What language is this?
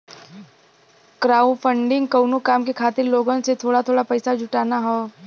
Bhojpuri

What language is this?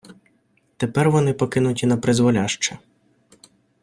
Ukrainian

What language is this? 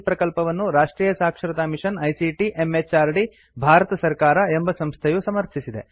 Kannada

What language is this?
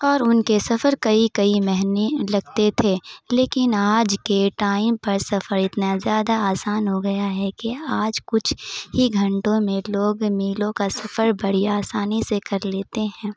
Urdu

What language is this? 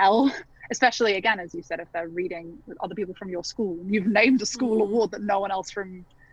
English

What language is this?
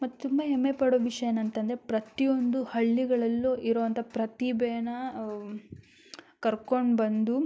Kannada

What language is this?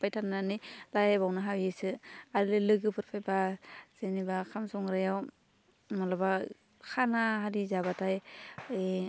Bodo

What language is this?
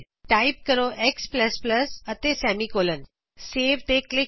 Punjabi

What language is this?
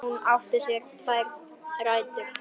Icelandic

